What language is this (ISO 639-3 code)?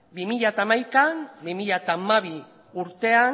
eus